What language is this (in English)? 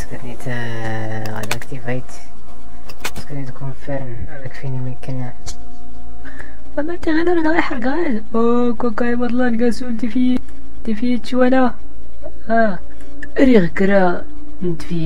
Arabic